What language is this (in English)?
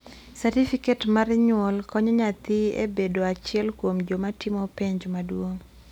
Luo (Kenya and Tanzania)